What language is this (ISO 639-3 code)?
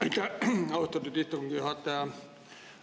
est